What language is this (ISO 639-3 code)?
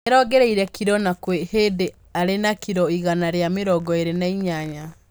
kik